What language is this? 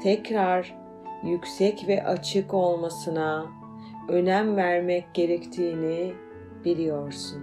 Turkish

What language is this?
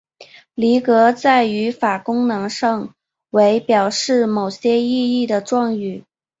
Chinese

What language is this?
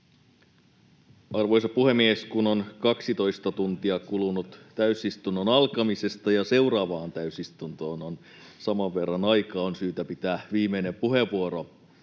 Finnish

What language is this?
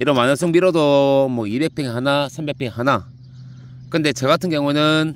Korean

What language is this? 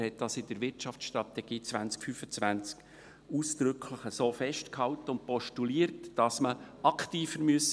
Swiss German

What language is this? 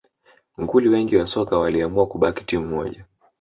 Swahili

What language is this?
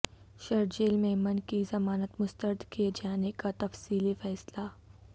Urdu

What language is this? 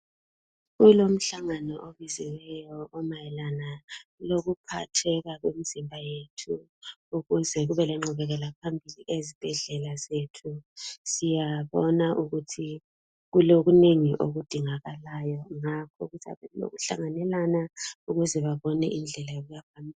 North Ndebele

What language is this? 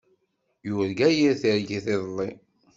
Kabyle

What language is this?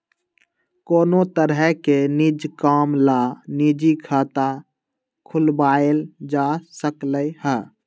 Magahi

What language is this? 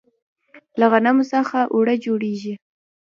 Pashto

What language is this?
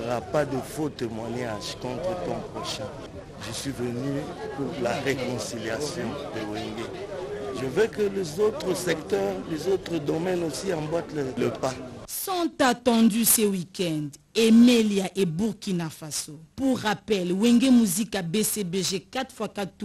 French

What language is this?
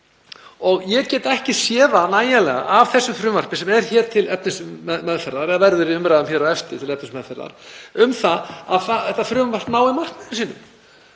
Icelandic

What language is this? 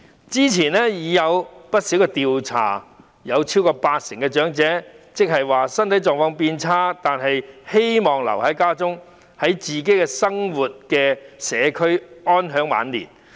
Cantonese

